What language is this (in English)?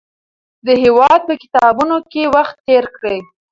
Pashto